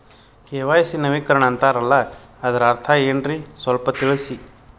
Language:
Kannada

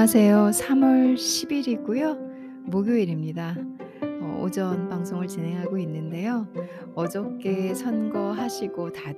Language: Korean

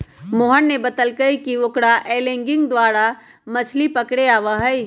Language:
Magahi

